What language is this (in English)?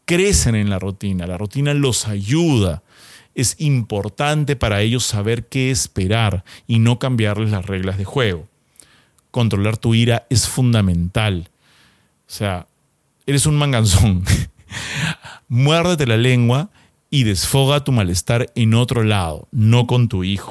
Spanish